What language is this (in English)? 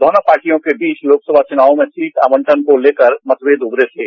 Hindi